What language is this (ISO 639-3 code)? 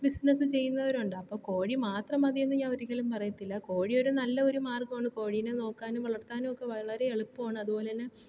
mal